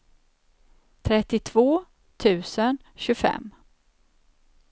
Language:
Swedish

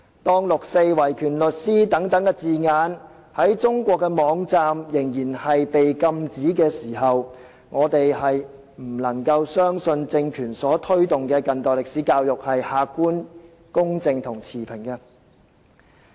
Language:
Cantonese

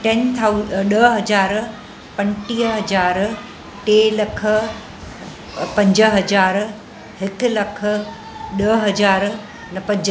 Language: Sindhi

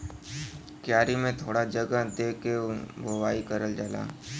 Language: Bhojpuri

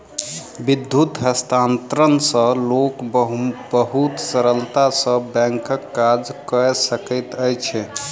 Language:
Maithili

